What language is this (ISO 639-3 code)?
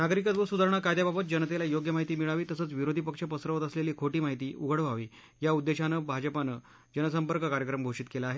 mar